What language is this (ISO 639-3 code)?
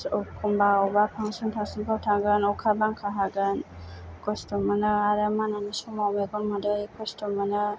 brx